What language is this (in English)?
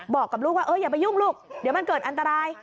Thai